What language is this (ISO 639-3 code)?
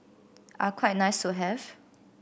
eng